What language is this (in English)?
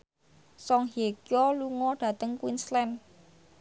Javanese